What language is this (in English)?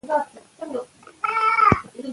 Pashto